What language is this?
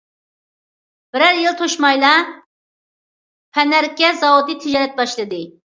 Uyghur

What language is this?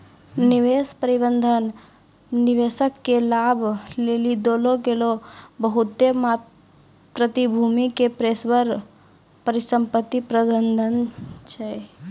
Maithili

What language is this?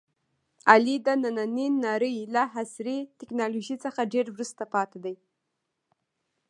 Pashto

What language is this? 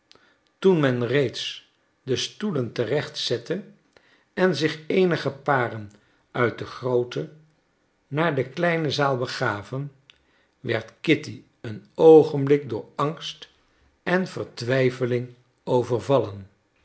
Dutch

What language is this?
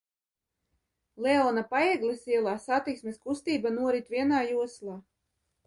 Latvian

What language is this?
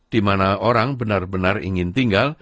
Indonesian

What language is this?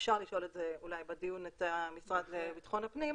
Hebrew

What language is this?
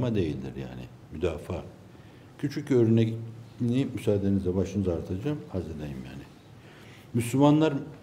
Turkish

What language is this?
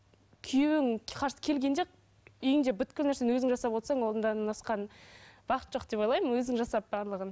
Kazakh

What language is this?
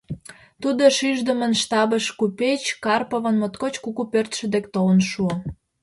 Mari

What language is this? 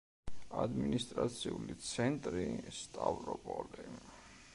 Georgian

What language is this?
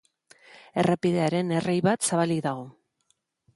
Basque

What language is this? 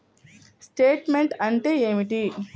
Telugu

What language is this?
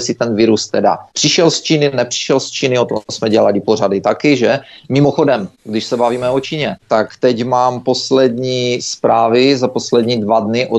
Czech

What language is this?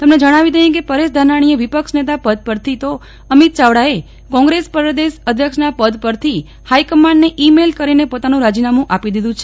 Gujarati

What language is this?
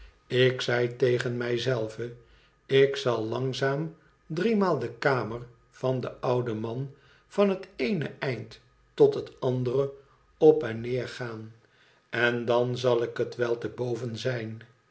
Dutch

